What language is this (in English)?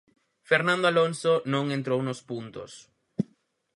Galician